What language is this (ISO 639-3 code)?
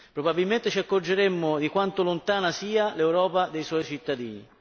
ita